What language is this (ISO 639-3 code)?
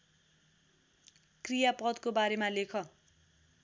nep